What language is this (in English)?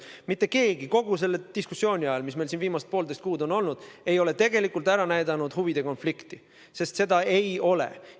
Estonian